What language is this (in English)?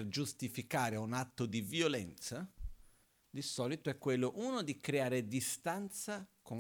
Italian